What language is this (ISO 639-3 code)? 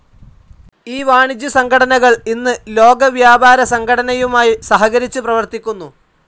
mal